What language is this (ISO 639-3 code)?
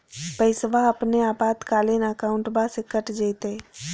mag